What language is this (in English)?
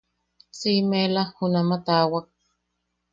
Yaqui